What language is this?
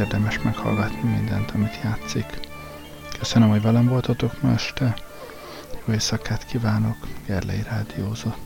Hungarian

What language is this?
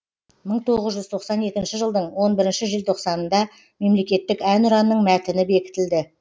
Kazakh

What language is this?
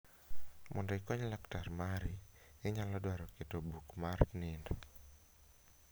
Luo (Kenya and Tanzania)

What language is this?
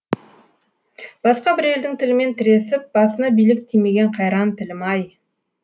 Kazakh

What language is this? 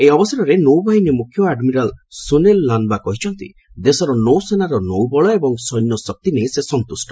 Odia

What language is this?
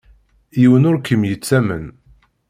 Kabyle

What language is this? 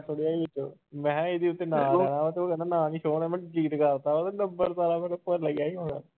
Punjabi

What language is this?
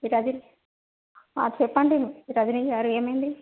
Telugu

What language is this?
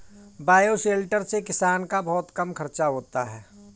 Hindi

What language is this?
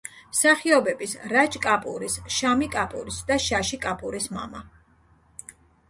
Georgian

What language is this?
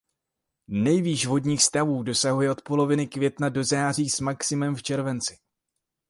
Czech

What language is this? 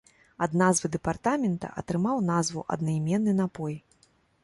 Belarusian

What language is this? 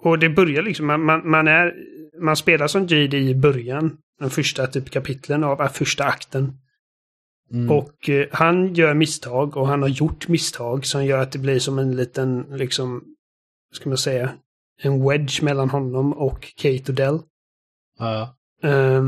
Swedish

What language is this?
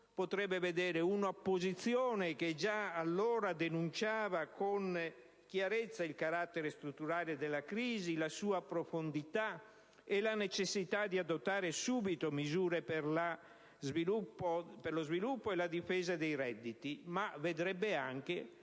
Italian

